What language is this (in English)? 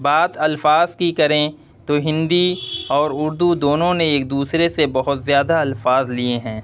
Urdu